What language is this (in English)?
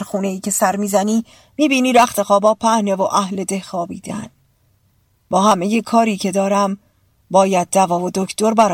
Persian